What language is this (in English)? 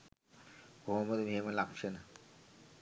Sinhala